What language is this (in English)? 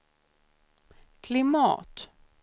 Swedish